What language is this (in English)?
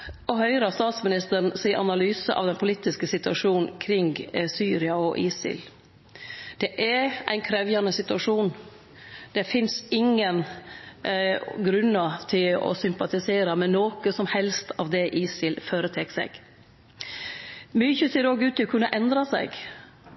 Norwegian Nynorsk